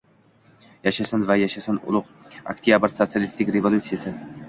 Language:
Uzbek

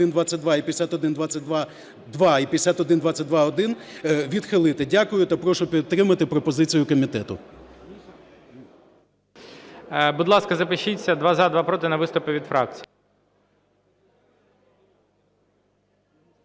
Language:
Ukrainian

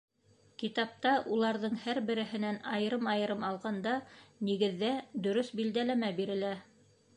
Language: Bashkir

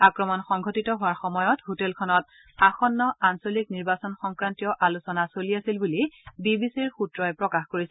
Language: Assamese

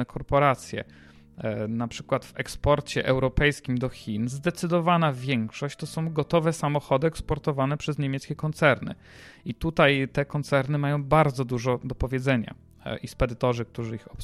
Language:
Polish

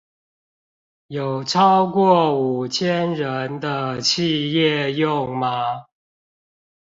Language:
Chinese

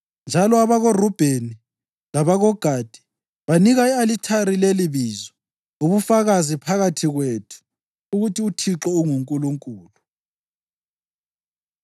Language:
North Ndebele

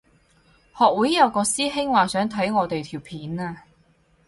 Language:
Cantonese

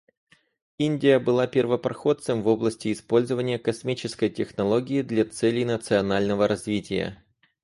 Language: Russian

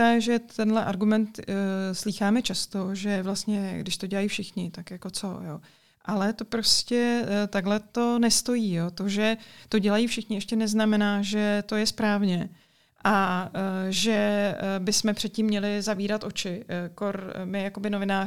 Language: Czech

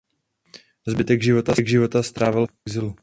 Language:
Czech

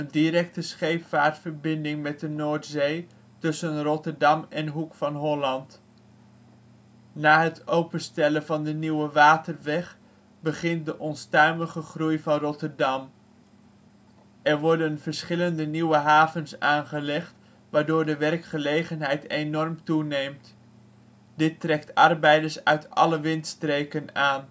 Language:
Dutch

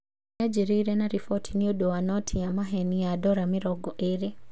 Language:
Kikuyu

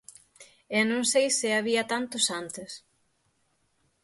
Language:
Galician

